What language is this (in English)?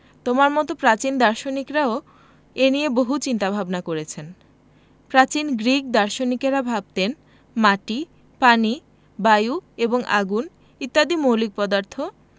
Bangla